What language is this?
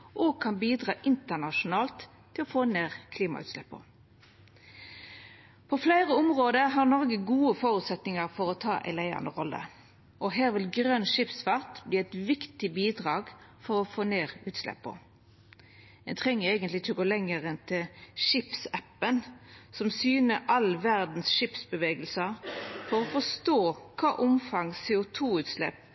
Norwegian Nynorsk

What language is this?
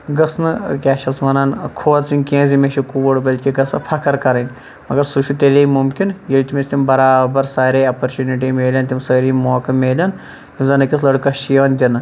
Kashmiri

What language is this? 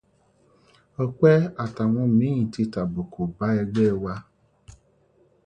Yoruba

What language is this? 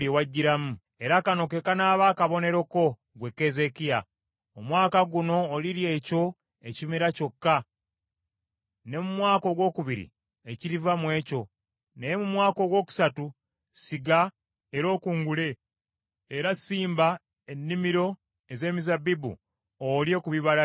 Ganda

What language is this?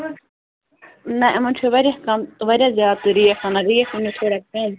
Kashmiri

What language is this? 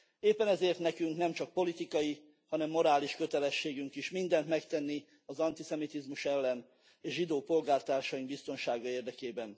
Hungarian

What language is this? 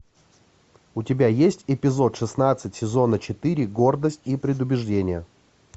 Russian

